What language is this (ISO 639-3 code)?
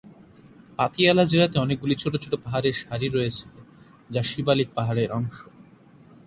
ben